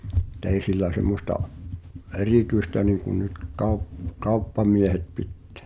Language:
Finnish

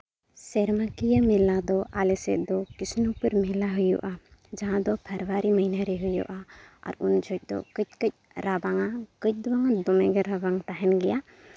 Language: Santali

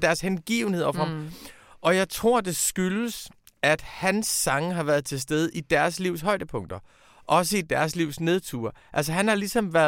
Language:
Danish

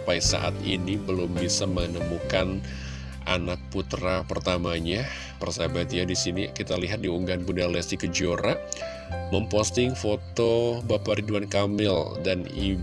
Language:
Indonesian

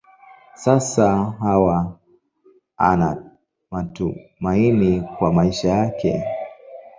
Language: Swahili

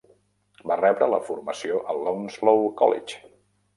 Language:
Catalan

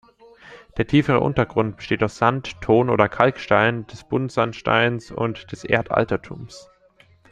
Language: German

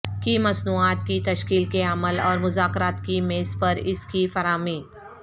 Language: Urdu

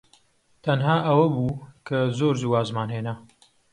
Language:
Central Kurdish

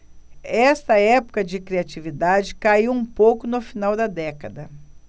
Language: Portuguese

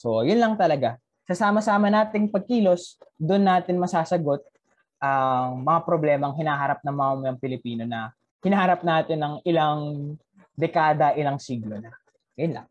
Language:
Filipino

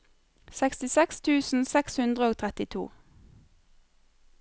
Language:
Norwegian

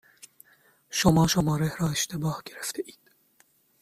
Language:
Persian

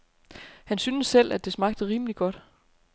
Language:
Danish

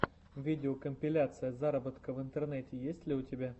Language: Russian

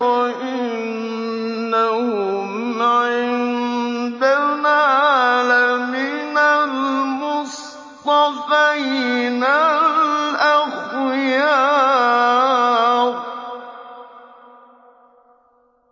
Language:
Arabic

